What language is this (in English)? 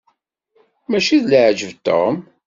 Kabyle